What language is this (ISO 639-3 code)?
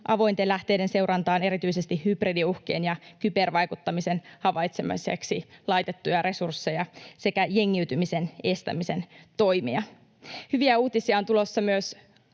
fin